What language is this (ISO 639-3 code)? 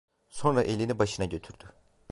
tur